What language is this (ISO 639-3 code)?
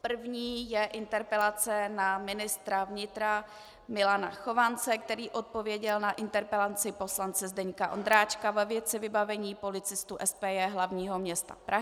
ces